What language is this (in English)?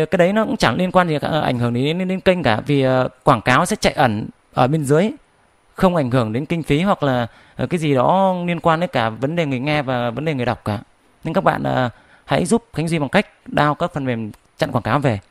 Vietnamese